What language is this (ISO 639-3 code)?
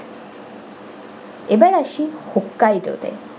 ben